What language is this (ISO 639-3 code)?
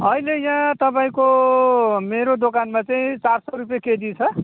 nep